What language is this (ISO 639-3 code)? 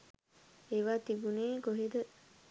sin